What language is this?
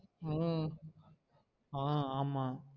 Tamil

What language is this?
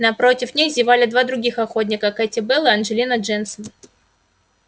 Russian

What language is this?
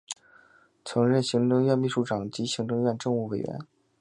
Chinese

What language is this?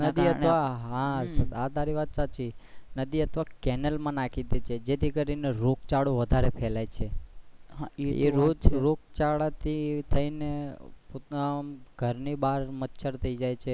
Gujarati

